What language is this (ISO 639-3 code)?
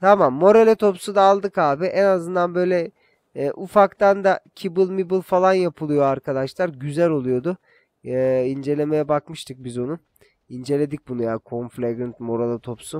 tur